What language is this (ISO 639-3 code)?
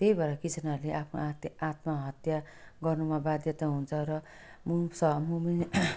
nep